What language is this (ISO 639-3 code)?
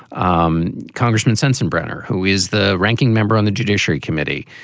eng